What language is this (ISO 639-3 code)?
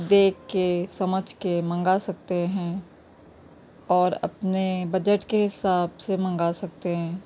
urd